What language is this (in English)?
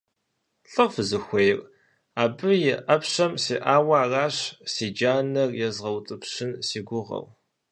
Kabardian